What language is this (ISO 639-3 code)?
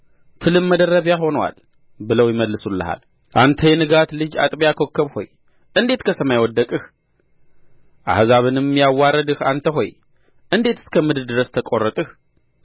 amh